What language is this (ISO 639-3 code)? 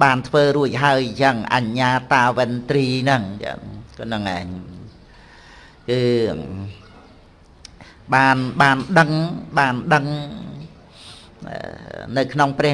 vie